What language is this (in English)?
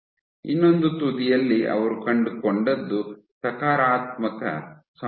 Kannada